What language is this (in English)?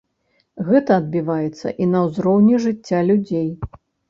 Belarusian